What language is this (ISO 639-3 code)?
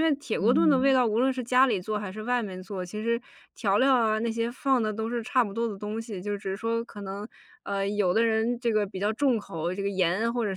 zho